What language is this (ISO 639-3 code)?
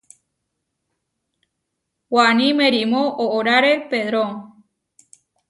var